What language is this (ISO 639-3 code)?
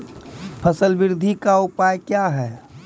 mai